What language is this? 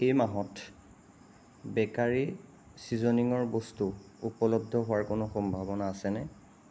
Assamese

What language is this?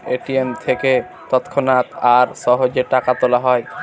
Bangla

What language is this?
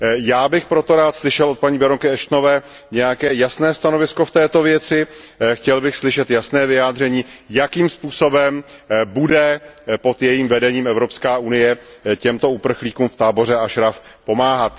Czech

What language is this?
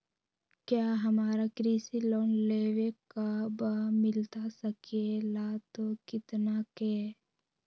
Magahi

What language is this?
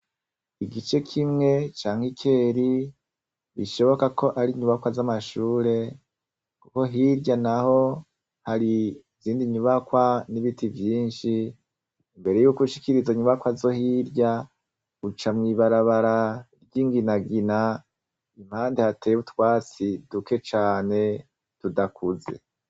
Rundi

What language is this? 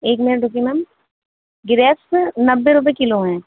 Urdu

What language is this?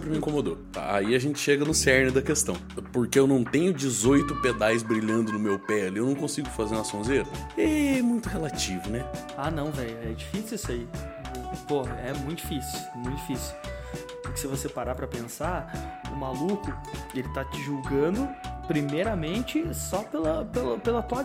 Portuguese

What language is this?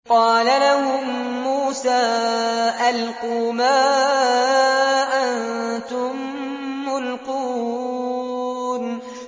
Arabic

